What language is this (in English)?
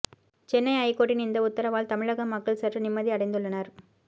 Tamil